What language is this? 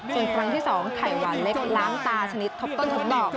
Thai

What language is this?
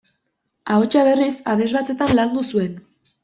Basque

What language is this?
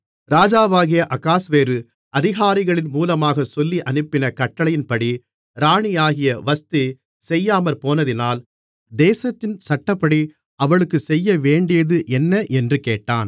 Tamil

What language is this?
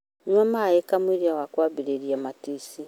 Kikuyu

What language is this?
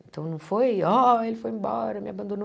Portuguese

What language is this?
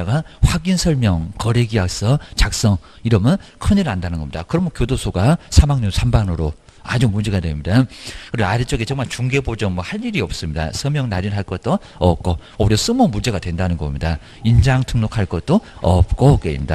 Korean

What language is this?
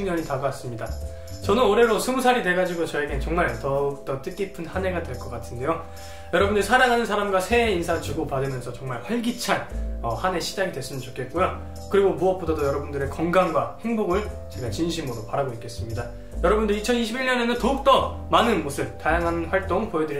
Korean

